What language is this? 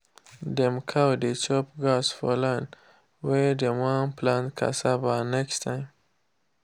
Nigerian Pidgin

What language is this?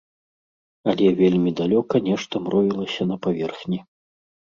Belarusian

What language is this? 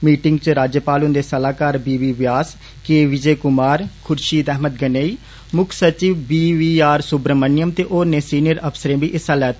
Dogri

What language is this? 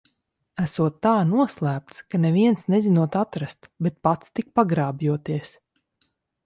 Latvian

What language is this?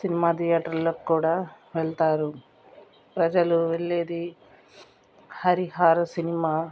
Telugu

